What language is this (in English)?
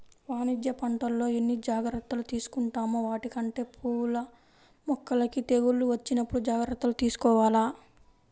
Telugu